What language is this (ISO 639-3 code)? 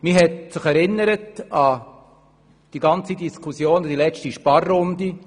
gsw